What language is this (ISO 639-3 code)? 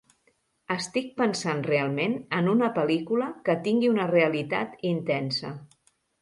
cat